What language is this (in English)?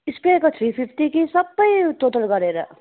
Nepali